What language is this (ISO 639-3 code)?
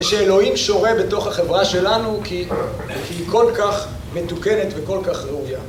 heb